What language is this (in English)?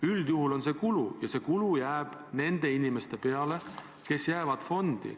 Estonian